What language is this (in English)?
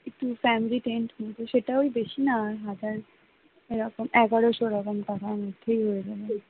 Bangla